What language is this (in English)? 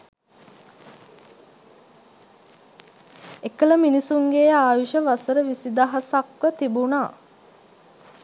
Sinhala